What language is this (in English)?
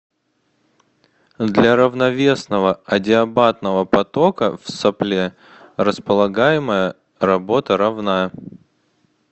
Russian